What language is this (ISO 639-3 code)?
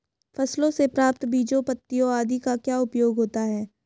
hin